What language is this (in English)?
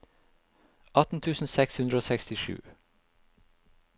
Norwegian